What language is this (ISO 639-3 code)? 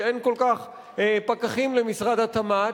heb